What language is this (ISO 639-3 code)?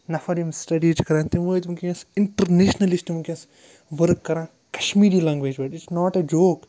kas